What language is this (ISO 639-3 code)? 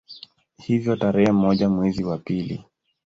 swa